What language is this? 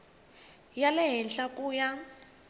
Tsonga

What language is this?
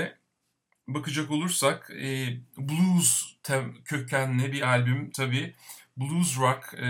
Turkish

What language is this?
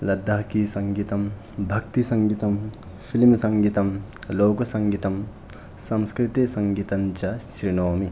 Sanskrit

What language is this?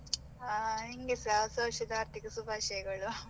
Kannada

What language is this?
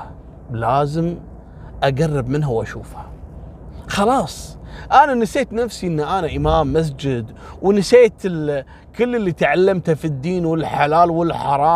Arabic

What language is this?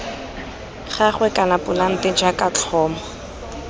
Tswana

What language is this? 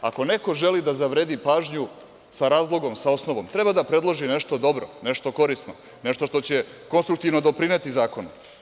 Serbian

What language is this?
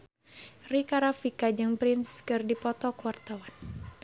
Sundanese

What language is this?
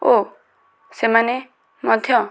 Odia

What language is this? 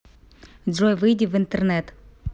Russian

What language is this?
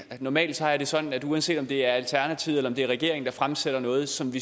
Danish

